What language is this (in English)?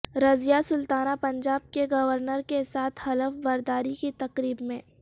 Urdu